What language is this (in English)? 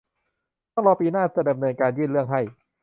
Thai